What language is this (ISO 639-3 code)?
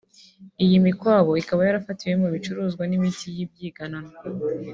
kin